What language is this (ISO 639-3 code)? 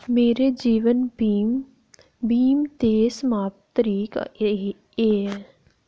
doi